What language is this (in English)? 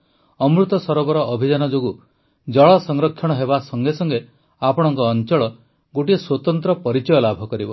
Odia